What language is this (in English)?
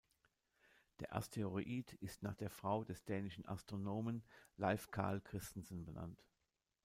German